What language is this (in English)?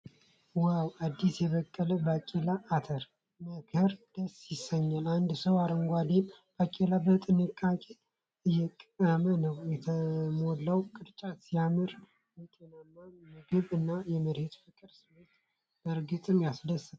Amharic